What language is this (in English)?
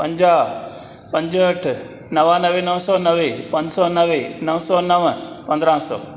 Sindhi